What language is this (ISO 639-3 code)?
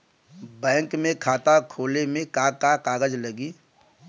bho